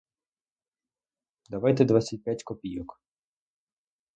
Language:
Ukrainian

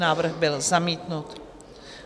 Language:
Czech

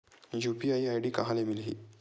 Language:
Chhattisgarhi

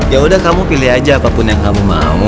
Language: Indonesian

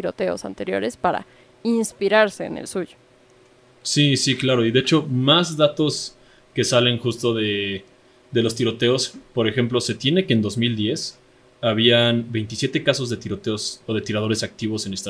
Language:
Spanish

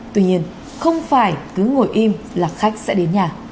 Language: Vietnamese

